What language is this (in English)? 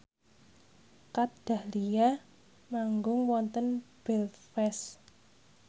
Javanese